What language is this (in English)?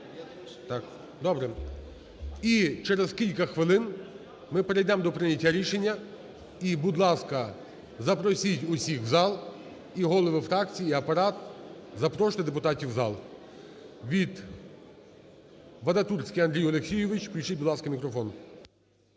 Ukrainian